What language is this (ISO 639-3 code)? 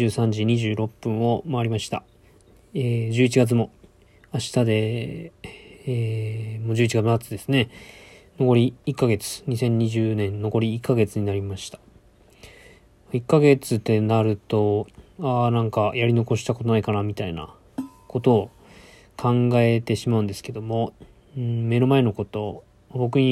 jpn